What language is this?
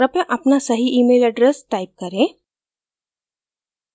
Hindi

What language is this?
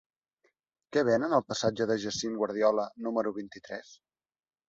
Catalan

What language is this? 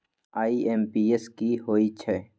Magahi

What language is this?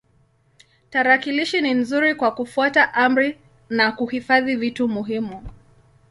Swahili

